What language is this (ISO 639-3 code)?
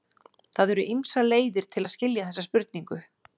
isl